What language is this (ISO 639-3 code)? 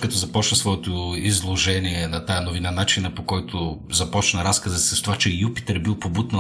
bul